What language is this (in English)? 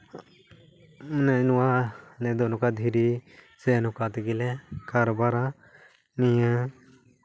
Santali